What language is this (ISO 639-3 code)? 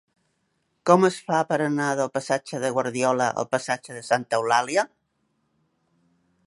cat